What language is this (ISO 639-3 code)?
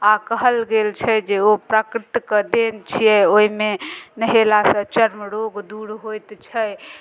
mai